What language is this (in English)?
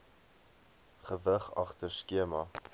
Afrikaans